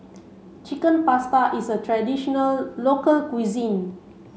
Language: English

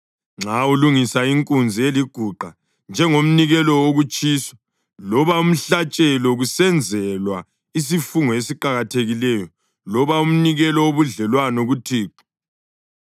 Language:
North Ndebele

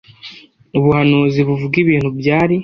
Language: Kinyarwanda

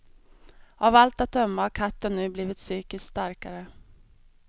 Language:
Swedish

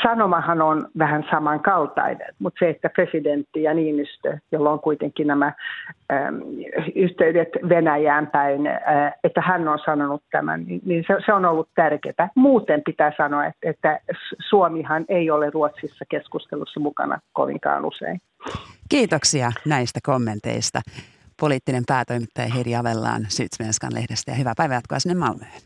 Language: Finnish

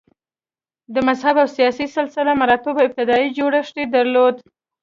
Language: Pashto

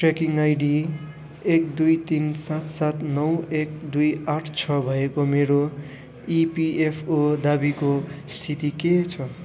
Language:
Nepali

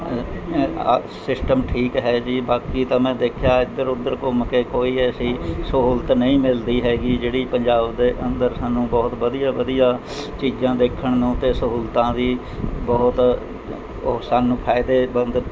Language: Punjabi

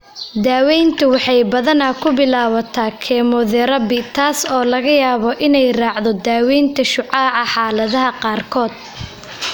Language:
Somali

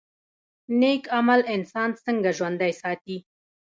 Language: Pashto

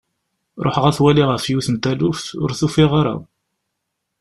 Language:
Kabyle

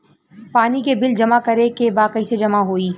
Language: Bhojpuri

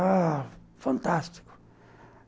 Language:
Portuguese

